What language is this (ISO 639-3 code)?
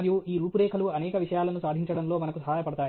tel